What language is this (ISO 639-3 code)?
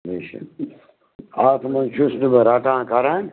kas